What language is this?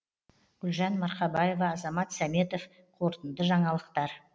Kazakh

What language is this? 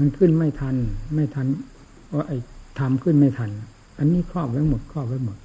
Thai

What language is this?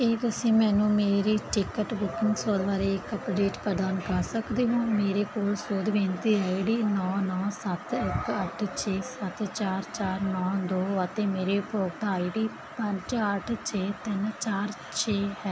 Punjabi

